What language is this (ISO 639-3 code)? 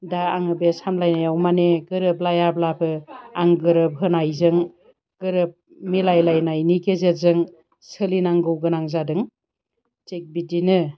brx